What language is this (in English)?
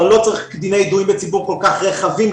Hebrew